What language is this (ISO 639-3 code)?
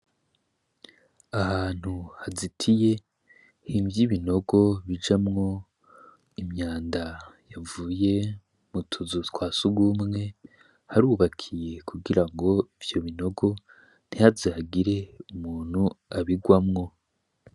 run